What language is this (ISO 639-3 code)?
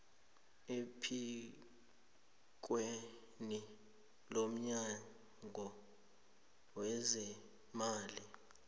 nbl